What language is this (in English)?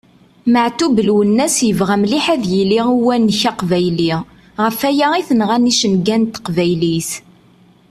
Kabyle